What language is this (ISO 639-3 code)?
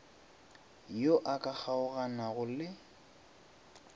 nso